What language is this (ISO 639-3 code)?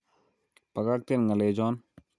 kln